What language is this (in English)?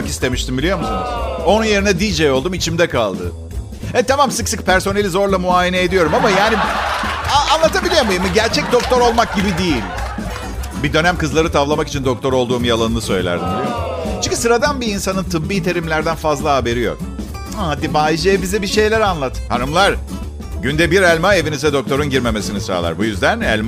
Turkish